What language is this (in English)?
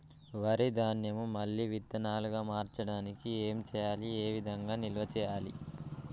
Telugu